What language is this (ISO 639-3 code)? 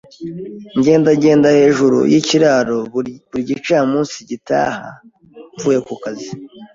kin